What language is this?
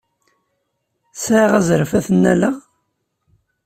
Kabyle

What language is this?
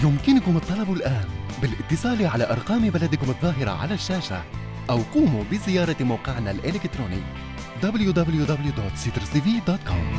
Arabic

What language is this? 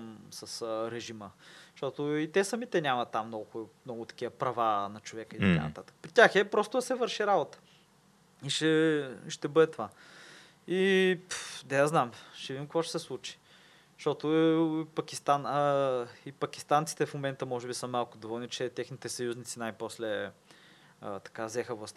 Bulgarian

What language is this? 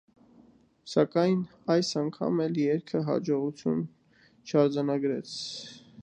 Armenian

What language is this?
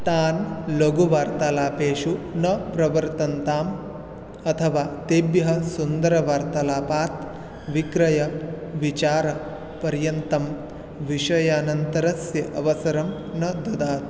Sanskrit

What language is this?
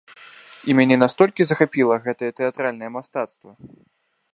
Belarusian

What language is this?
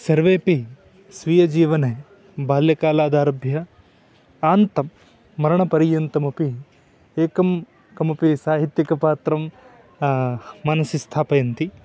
Sanskrit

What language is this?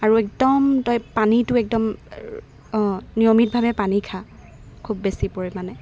Assamese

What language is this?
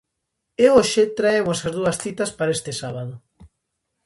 Galician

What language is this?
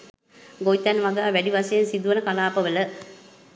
Sinhala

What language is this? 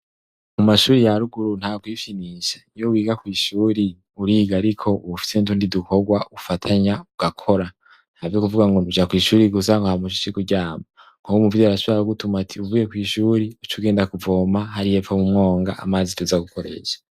Rundi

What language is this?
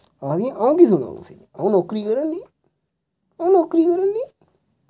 Dogri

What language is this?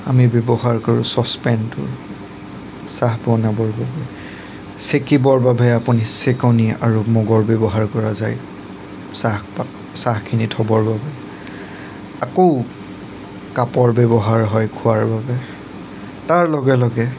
Assamese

